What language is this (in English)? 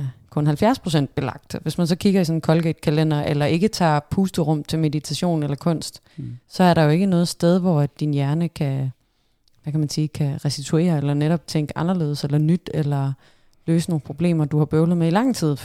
Danish